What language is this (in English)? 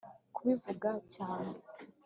Kinyarwanda